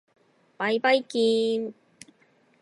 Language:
Japanese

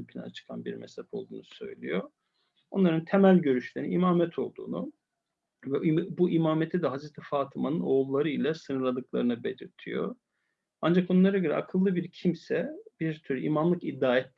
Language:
Turkish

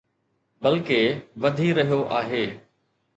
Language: Sindhi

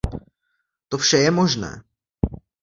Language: Czech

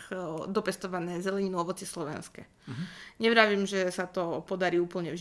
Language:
Slovak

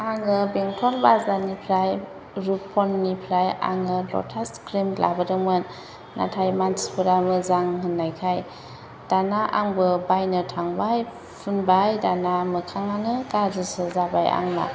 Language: Bodo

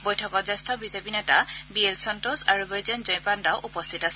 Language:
Assamese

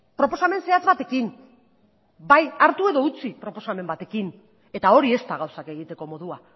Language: Basque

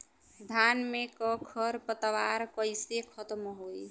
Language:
Bhojpuri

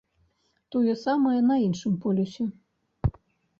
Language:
Belarusian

